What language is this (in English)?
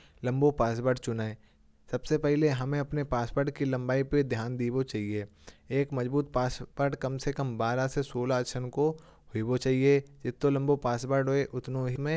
Kanauji